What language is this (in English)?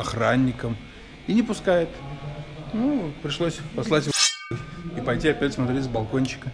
Russian